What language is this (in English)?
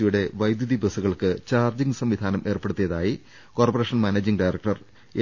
Malayalam